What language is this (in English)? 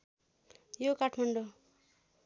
Nepali